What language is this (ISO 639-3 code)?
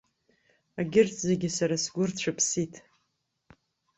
abk